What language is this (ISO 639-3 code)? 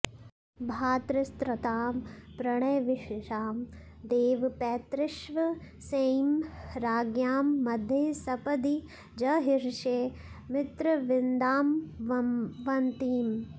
san